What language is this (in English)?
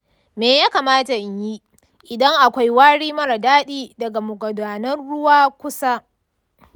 Hausa